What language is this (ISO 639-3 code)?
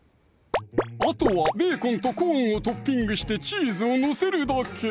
jpn